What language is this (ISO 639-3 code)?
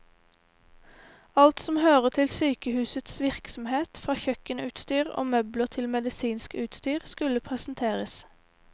nor